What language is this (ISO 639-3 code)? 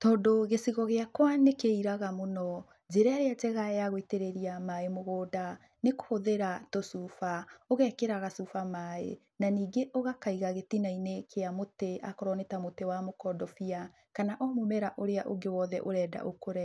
kik